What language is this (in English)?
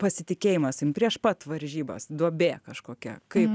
Lithuanian